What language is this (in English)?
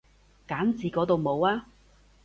Cantonese